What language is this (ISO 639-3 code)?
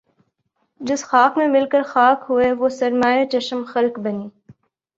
urd